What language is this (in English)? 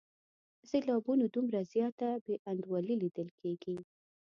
Pashto